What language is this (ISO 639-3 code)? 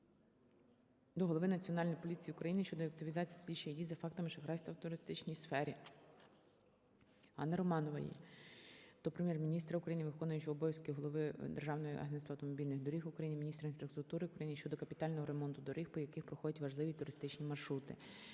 ukr